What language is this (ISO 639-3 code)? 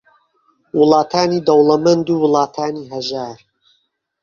ckb